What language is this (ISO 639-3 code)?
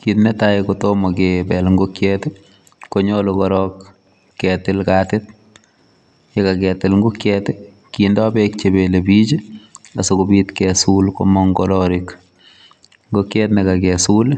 kln